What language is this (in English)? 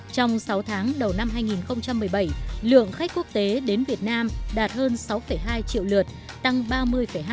Vietnamese